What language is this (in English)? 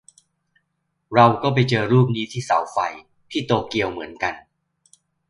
Thai